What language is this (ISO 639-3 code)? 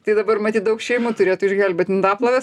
lit